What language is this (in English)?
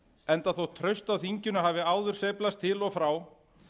Icelandic